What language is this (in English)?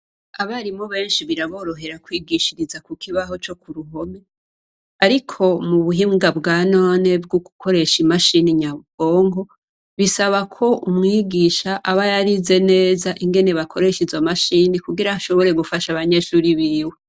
Rundi